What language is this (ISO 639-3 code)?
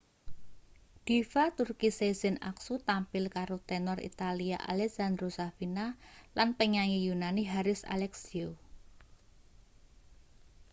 jav